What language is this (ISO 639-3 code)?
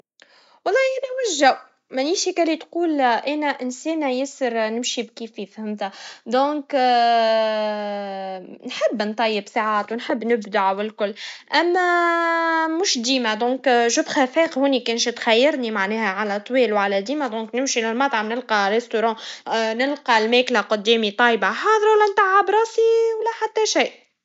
aeb